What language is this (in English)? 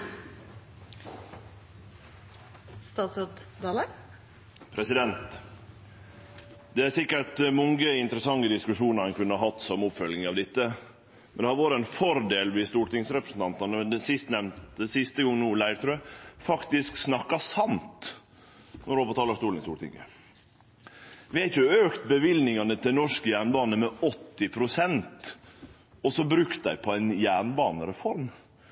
Norwegian Nynorsk